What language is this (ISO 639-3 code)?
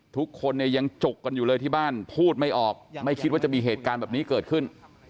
tha